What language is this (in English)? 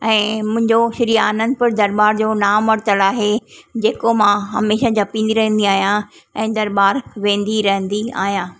Sindhi